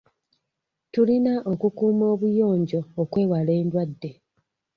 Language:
Ganda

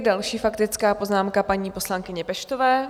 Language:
Czech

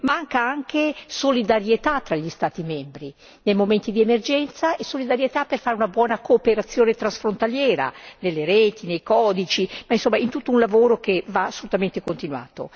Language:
Italian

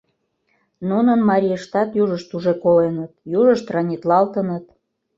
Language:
Mari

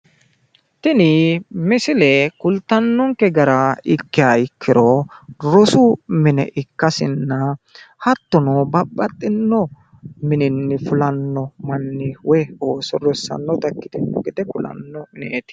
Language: Sidamo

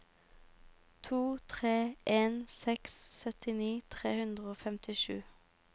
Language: Norwegian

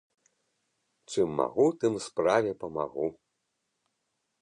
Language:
Belarusian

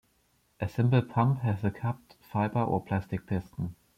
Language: English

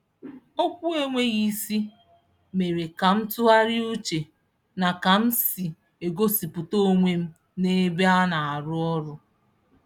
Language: Igbo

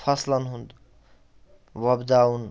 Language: Kashmiri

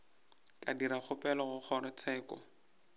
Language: Northern Sotho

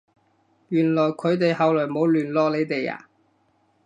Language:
Cantonese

